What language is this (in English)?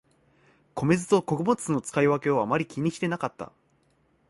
Japanese